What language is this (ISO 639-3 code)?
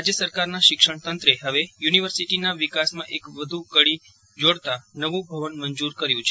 guj